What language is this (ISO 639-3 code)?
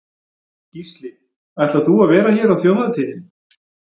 isl